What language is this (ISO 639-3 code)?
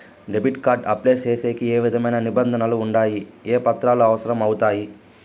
tel